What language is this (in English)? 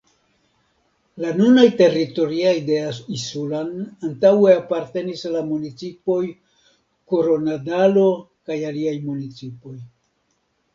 Esperanto